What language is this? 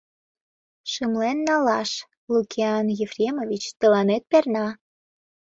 Mari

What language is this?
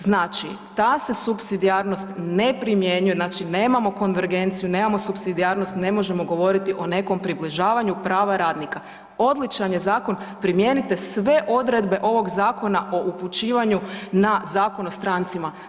Croatian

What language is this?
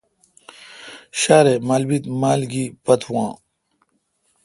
Kalkoti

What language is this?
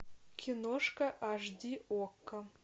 Russian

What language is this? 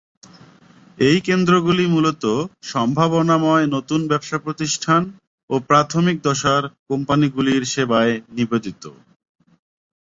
Bangla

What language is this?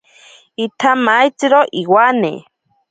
Ashéninka Perené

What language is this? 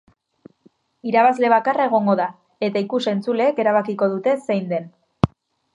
Basque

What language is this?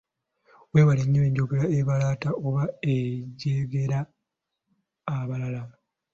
Ganda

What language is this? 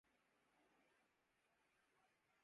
Urdu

